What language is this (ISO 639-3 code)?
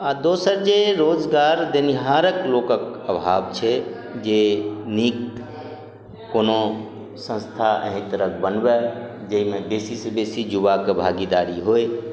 mai